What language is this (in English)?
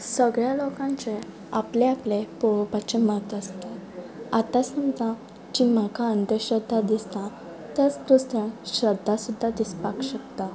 Konkani